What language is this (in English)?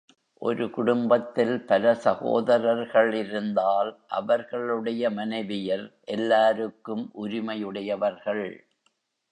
Tamil